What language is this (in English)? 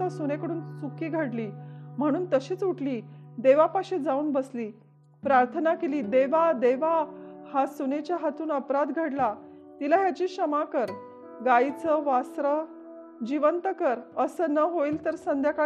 Marathi